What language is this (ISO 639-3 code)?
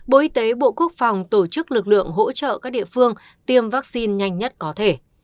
vie